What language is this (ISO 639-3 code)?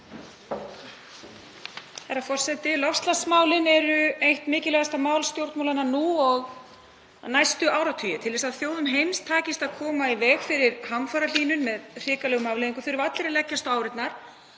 isl